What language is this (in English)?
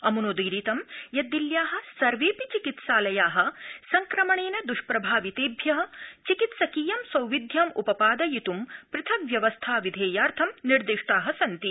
Sanskrit